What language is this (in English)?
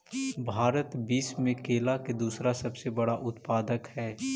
Magahi